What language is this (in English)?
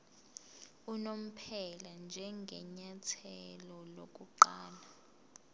Zulu